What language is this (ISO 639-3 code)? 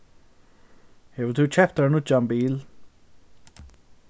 fao